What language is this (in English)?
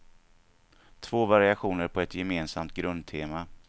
Swedish